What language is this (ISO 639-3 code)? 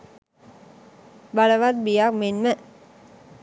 sin